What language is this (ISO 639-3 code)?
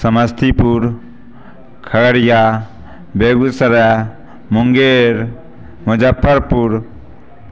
mai